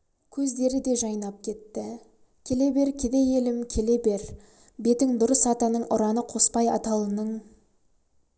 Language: Kazakh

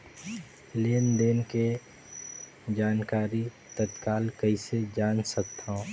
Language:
Chhattisgarhi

